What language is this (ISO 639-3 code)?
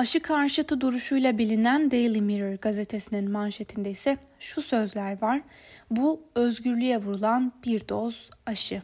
tur